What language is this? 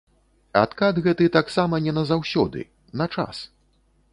Belarusian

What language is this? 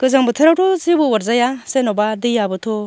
Bodo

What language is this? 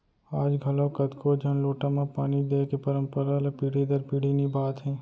Chhattisgarhi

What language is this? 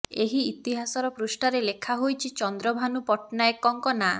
Odia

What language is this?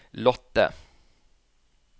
Norwegian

